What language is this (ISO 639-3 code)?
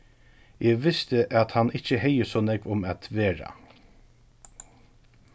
fao